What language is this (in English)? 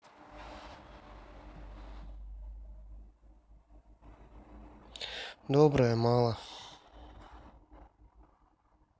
Russian